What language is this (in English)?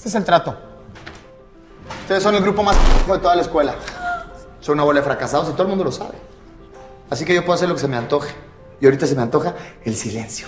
Spanish